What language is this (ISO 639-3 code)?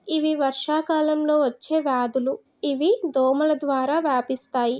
tel